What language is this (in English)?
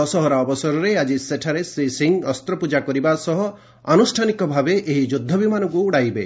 Odia